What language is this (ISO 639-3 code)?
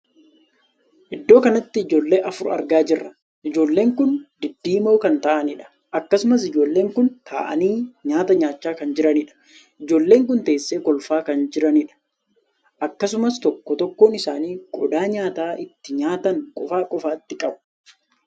orm